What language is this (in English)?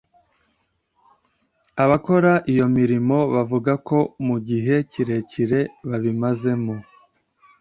Kinyarwanda